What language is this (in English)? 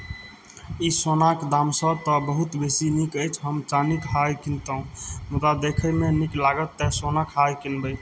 Maithili